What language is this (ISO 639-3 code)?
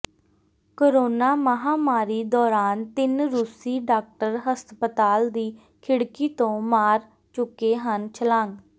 pan